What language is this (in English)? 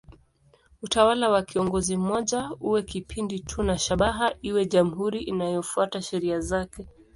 Swahili